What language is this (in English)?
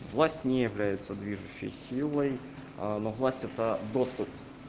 Russian